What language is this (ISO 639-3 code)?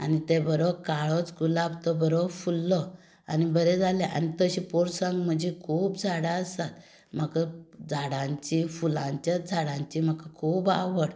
kok